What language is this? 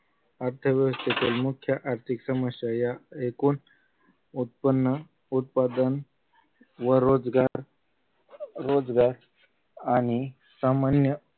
Marathi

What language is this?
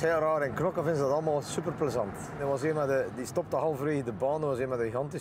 Dutch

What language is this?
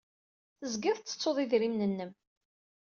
Kabyle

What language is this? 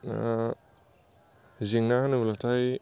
Bodo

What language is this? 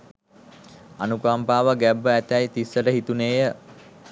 Sinhala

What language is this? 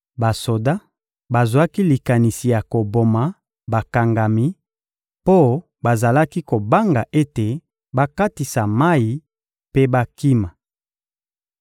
Lingala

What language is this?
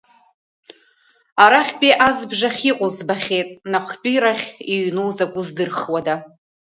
Abkhazian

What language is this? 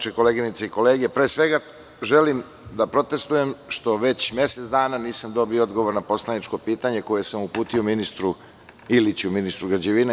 Serbian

